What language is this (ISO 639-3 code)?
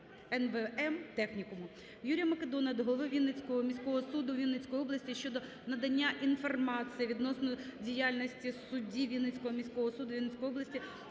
ukr